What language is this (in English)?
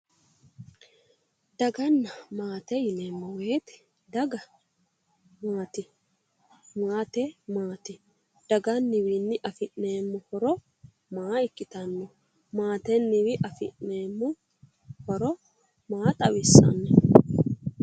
Sidamo